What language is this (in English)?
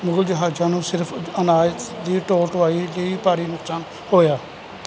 Punjabi